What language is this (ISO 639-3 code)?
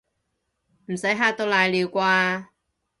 yue